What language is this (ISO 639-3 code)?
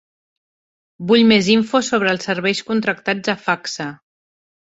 cat